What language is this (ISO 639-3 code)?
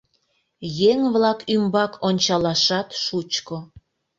chm